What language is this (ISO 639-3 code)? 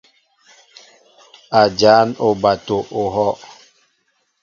mbo